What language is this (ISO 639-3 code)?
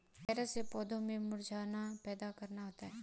hin